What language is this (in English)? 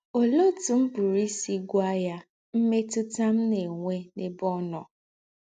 Igbo